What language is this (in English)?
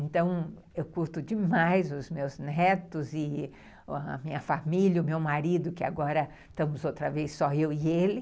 Portuguese